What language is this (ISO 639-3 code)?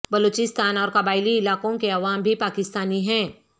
urd